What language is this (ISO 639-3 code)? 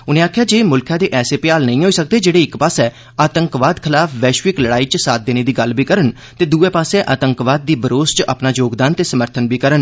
doi